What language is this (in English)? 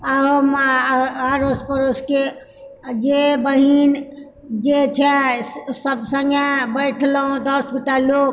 Maithili